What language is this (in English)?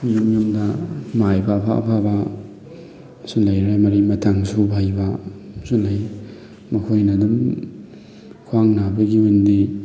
Manipuri